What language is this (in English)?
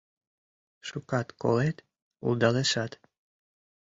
Mari